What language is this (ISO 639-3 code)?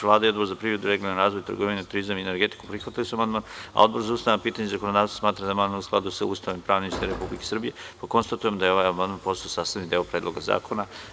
srp